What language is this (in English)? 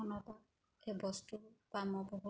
Assamese